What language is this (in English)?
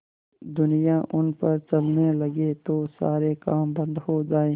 Hindi